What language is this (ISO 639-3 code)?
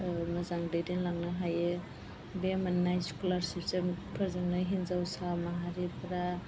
brx